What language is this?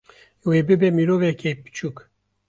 Kurdish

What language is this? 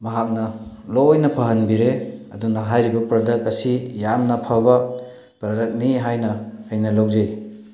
Manipuri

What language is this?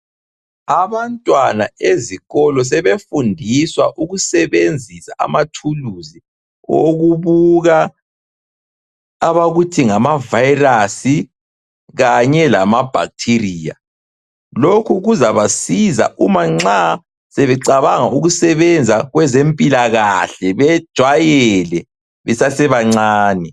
North Ndebele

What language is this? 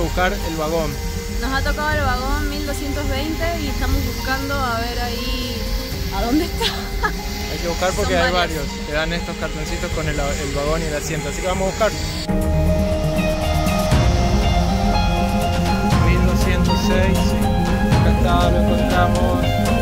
Spanish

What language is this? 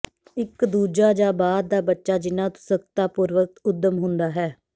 Punjabi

